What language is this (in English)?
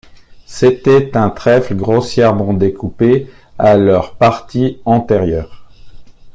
French